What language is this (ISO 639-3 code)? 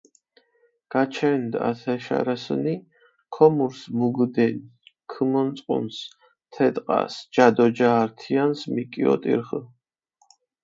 xmf